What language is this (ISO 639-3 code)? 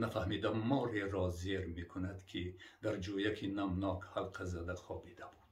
fas